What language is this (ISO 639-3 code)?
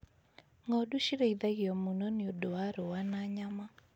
kik